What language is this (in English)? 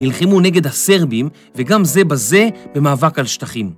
Hebrew